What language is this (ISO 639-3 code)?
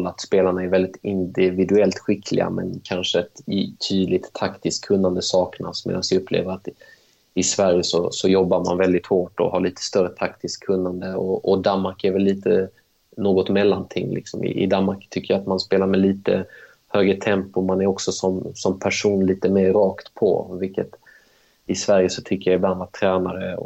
swe